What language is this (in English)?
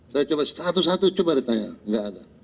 Indonesian